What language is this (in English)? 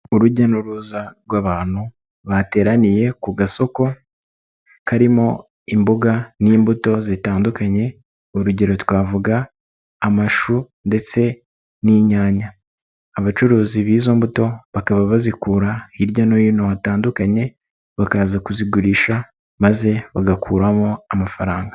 Kinyarwanda